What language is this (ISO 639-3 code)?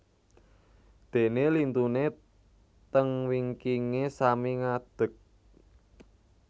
jav